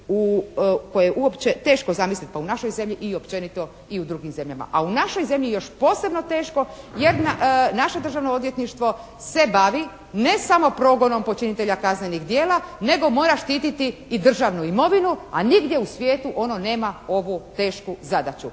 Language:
Croatian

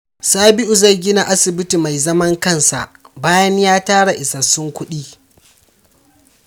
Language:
Hausa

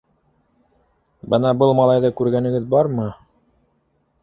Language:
Bashkir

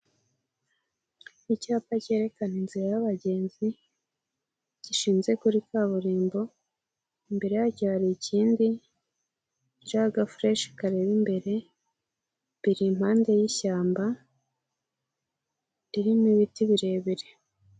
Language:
Kinyarwanda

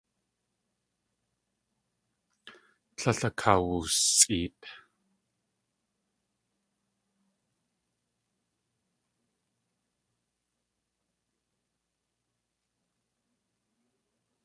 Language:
Tlingit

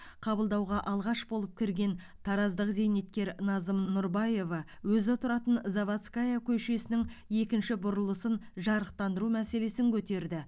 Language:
Kazakh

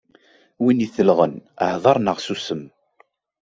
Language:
Kabyle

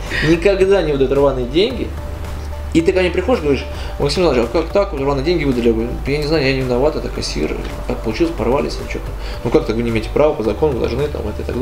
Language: Russian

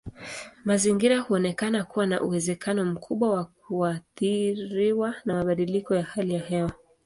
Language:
Swahili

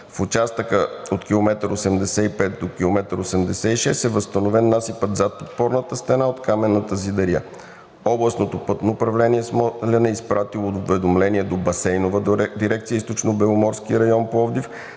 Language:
Bulgarian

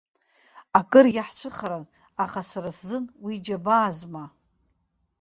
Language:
Abkhazian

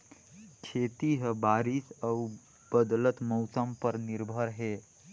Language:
Chhattisgarhi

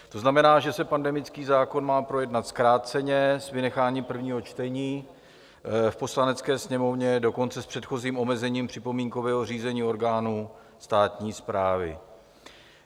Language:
Czech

